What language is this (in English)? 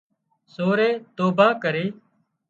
Wadiyara Koli